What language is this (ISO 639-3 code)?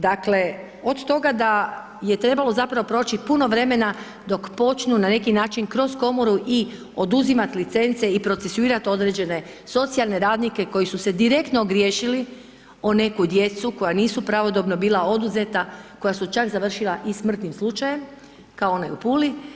hrv